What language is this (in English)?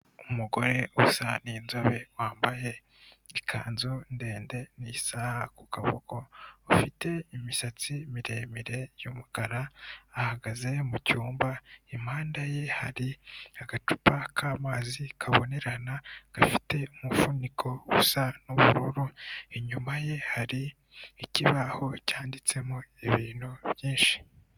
Kinyarwanda